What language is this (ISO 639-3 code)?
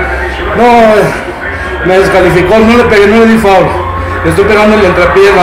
spa